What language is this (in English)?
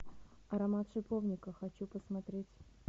Russian